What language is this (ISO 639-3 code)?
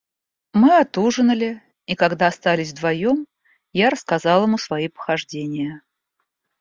rus